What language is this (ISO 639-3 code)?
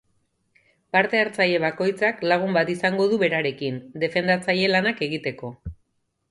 eus